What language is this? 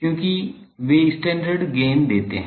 Hindi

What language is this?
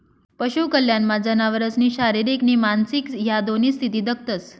Marathi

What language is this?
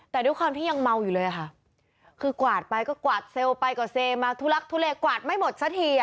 Thai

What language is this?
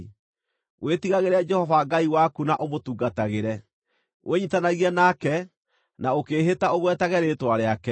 Kikuyu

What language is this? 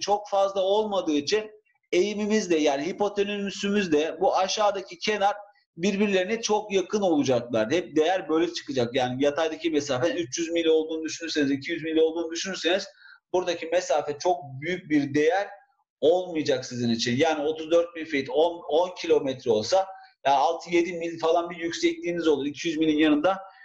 Turkish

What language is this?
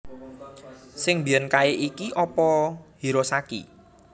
Javanese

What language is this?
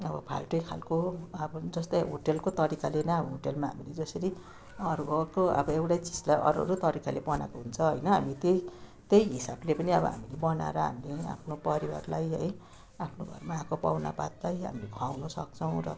Nepali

